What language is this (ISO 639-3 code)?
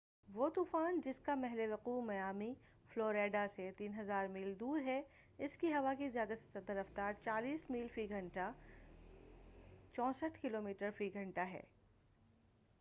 urd